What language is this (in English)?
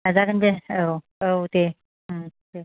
Bodo